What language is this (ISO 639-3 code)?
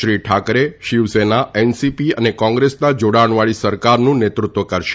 guj